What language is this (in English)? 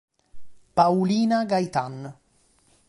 Italian